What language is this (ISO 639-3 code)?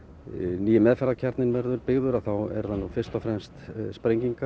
isl